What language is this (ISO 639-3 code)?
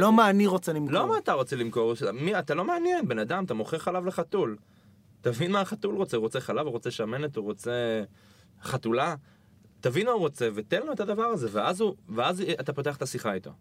heb